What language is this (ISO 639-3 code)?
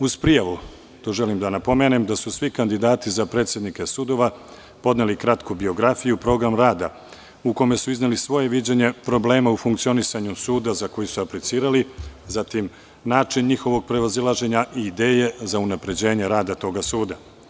srp